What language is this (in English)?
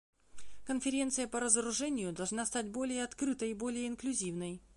Russian